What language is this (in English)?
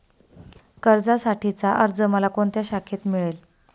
Marathi